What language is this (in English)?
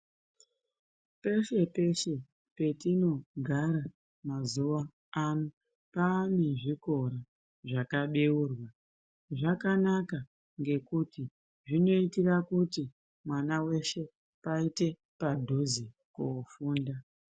Ndau